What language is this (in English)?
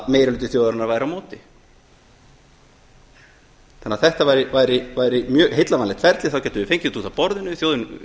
Icelandic